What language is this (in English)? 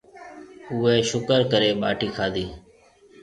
Marwari (Pakistan)